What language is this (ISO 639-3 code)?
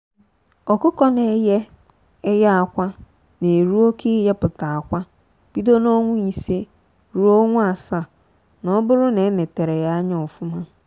ibo